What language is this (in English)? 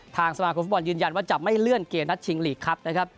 Thai